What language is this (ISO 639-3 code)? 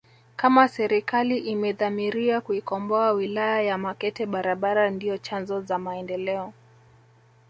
swa